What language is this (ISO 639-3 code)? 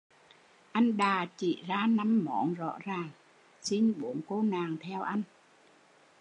vie